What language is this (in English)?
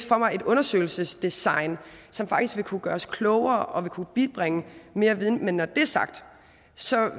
Danish